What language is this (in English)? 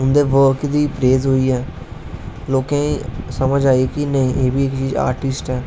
Dogri